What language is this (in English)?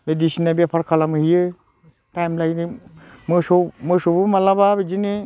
Bodo